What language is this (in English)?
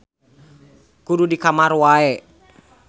Sundanese